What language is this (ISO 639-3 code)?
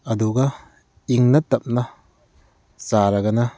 mni